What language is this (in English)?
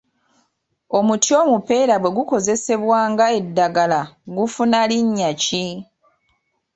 Ganda